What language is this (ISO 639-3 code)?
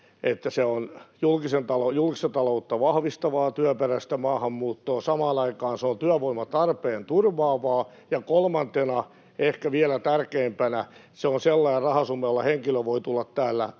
fin